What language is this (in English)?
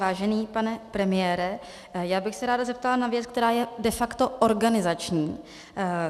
Czech